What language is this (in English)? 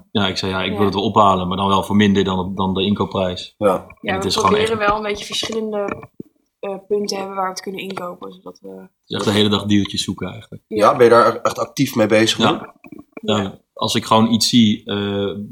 Dutch